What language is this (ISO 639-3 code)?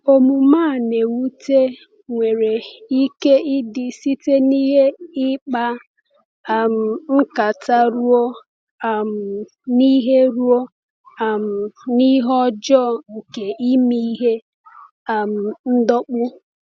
ibo